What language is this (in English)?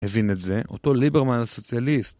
Hebrew